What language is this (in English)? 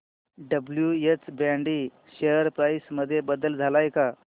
Marathi